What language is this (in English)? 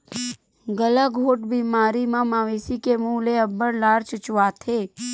Chhattisgarhi